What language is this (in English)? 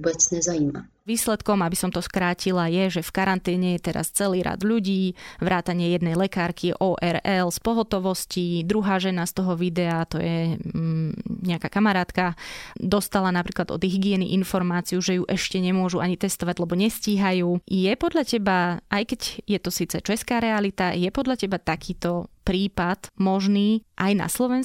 Slovak